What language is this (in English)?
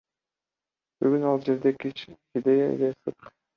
Kyrgyz